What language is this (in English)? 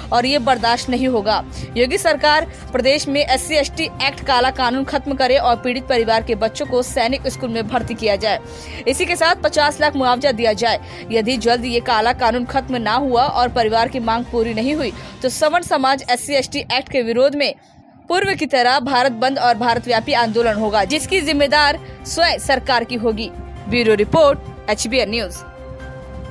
Hindi